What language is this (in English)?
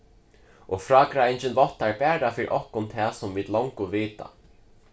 Faroese